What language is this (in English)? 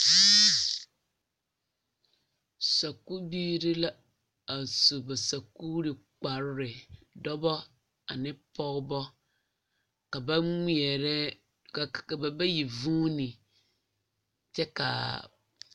Southern Dagaare